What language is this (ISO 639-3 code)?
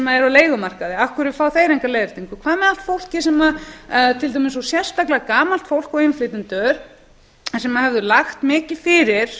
isl